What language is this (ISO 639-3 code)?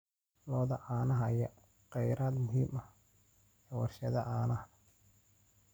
som